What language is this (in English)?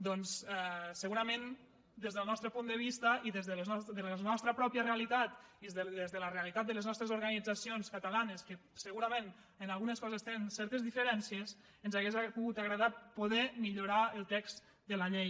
Catalan